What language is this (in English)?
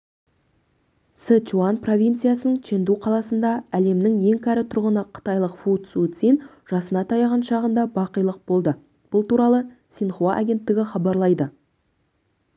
Kazakh